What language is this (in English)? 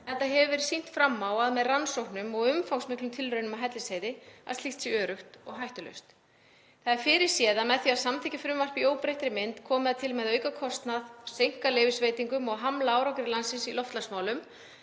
Icelandic